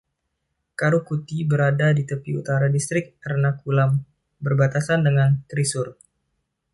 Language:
Indonesian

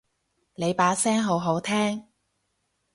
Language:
Cantonese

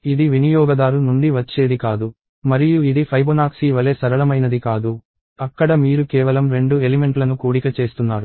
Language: Telugu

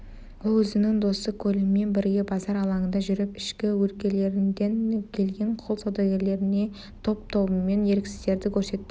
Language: Kazakh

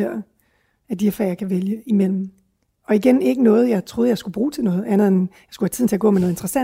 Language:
Danish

